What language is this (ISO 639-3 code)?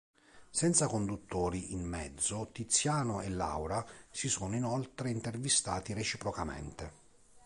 ita